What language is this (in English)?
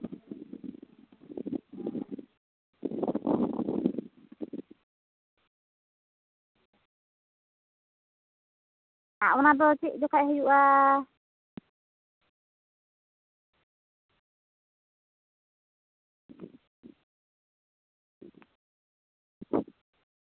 Santali